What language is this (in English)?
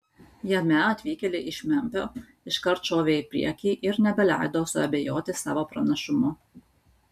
Lithuanian